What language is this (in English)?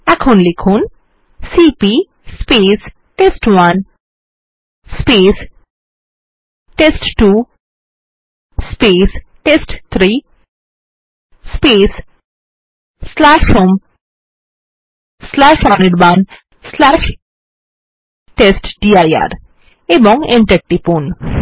Bangla